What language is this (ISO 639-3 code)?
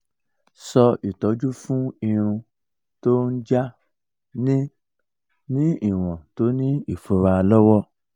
yor